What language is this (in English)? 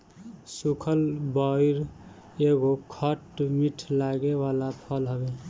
Bhojpuri